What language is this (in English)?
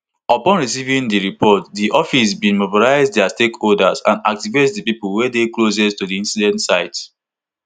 Nigerian Pidgin